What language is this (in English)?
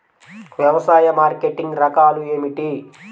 Telugu